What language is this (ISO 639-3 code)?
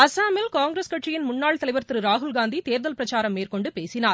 tam